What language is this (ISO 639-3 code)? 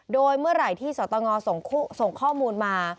tha